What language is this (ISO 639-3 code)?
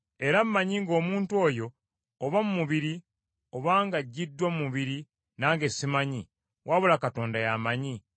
lug